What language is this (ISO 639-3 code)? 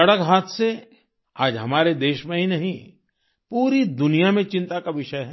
hin